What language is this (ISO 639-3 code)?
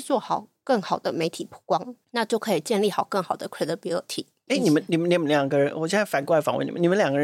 zho